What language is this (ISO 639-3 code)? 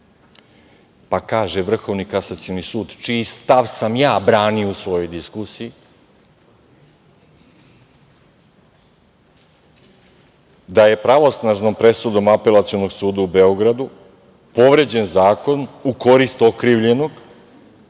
srp